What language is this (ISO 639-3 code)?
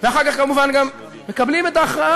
heb